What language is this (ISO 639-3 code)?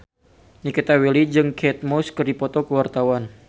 sun